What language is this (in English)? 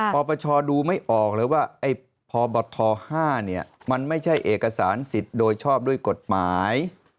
Thai